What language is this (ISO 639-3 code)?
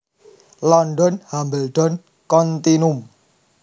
jav